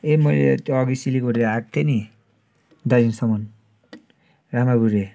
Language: Nepali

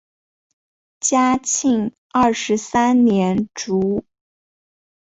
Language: Chinese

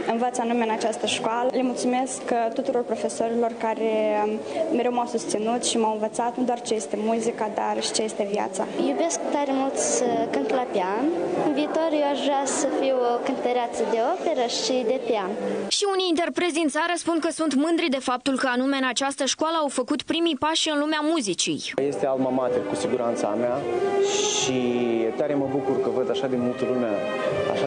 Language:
Romanian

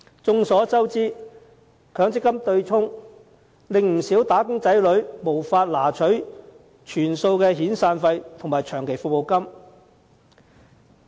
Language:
Cantonese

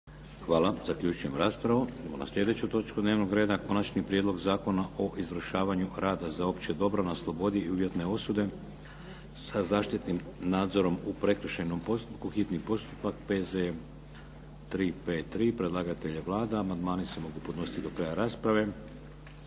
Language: Croatian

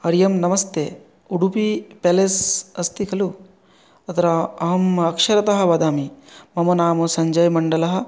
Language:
Sanskrit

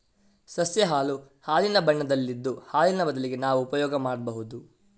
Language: Kannada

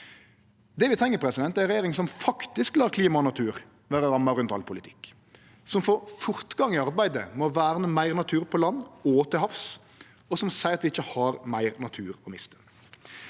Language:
Norwegian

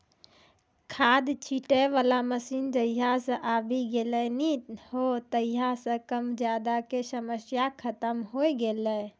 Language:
Maithili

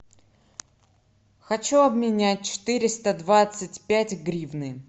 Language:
Russian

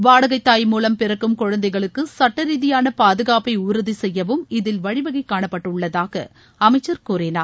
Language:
Tamil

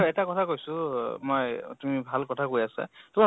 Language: Assamese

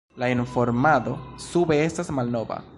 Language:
Esperanto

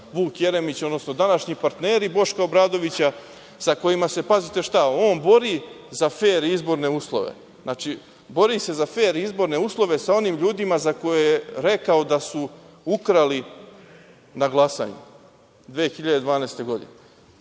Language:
Serbian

